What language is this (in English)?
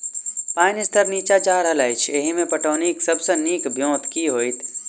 Maithili